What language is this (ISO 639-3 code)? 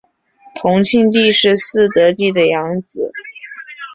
zho